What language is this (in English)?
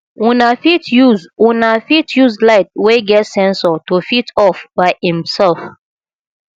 Nigerian Pidgin